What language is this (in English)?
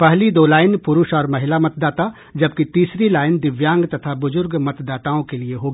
Hindi